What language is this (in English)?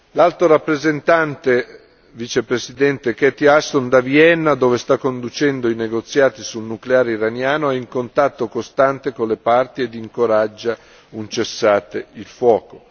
Italian